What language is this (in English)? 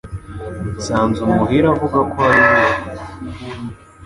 Kinyarwanda